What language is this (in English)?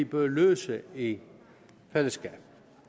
Danish